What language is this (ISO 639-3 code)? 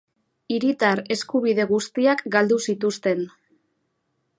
eus